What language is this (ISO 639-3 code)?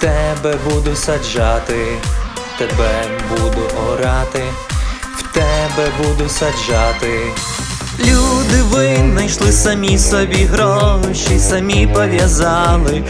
ukr